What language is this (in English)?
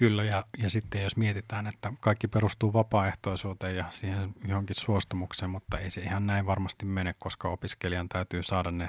Finnish